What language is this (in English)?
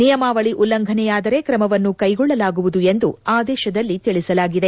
Kannada